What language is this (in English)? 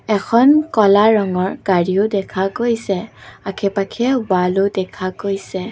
Assamese